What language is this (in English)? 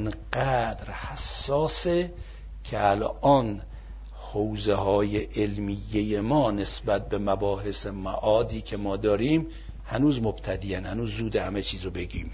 Persian